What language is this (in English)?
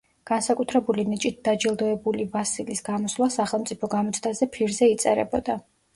Georgian